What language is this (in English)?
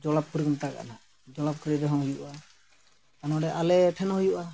Santali